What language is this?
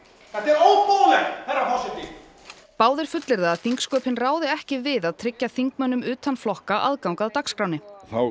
Icelandic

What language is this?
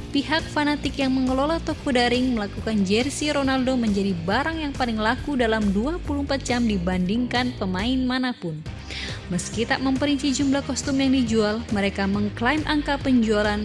Indonesian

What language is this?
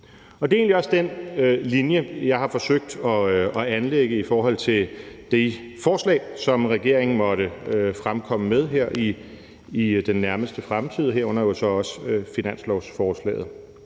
Danish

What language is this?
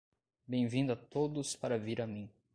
Portuguese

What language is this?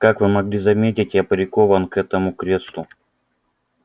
Russian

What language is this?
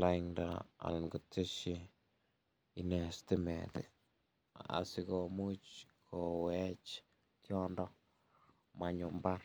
Kalenjin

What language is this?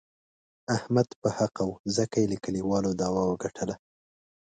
Pashto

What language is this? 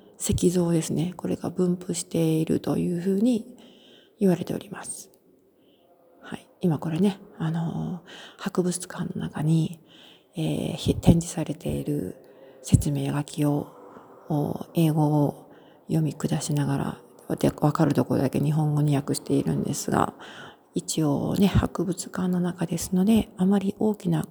Japanese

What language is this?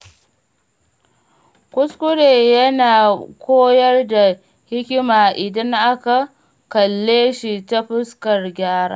Hausa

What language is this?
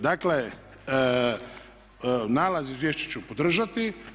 Croatian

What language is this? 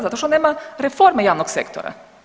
Croatian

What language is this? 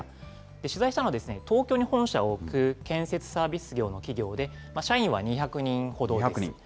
Japanese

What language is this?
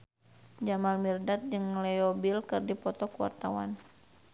Sundanese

